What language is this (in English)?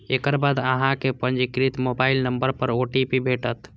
Maithili